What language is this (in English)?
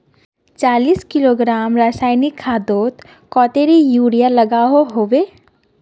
Magahi